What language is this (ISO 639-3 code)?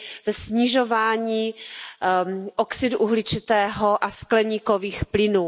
ces